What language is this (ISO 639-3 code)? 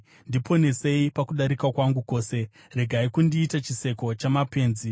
sna